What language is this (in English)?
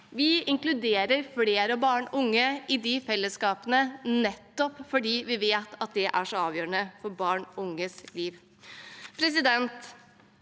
Norwegian